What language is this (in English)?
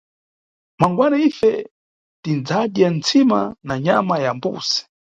Nyungwe